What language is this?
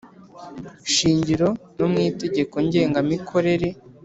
Kinyarwanda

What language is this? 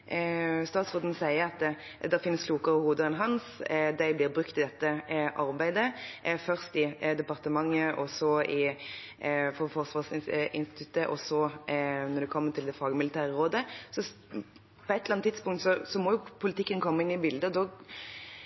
Norwegian Bokmål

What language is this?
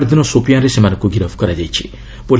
Odia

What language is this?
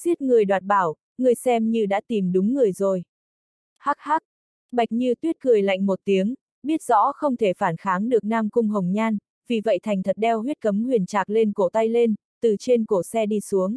Vietnamese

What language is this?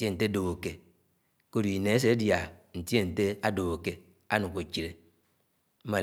Anaang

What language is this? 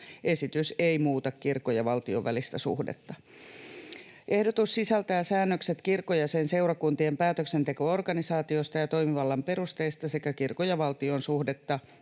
Finnish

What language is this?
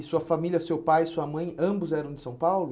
Portuguese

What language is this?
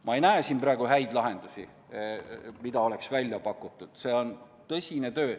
Estonian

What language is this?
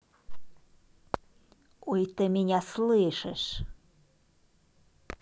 Russian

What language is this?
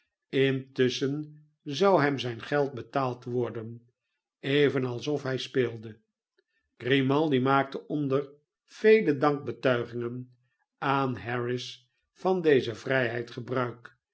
Dutch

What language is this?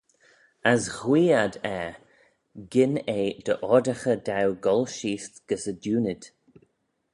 Manx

